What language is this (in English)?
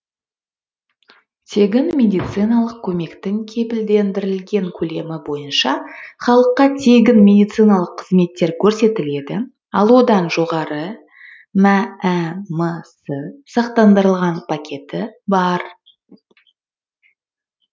Kazakh